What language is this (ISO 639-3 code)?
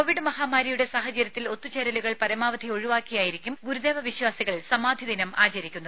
mal